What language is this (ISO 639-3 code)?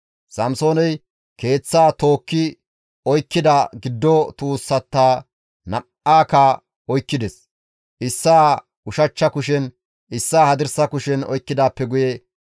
gmv